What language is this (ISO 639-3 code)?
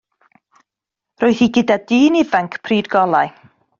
cym